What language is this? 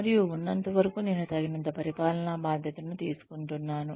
Telugu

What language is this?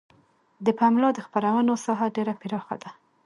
Pashto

